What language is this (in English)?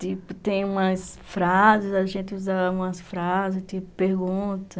Portuguese